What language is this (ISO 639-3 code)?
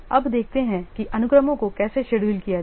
hin